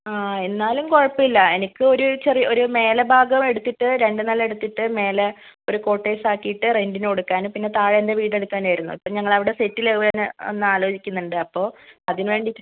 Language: Malayalam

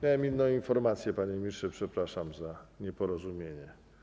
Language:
Polish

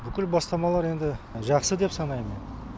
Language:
Kazakh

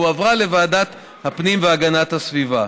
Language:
Hebrew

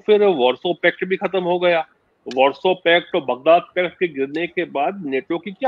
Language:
Hindi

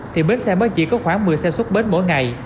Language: Vietnamese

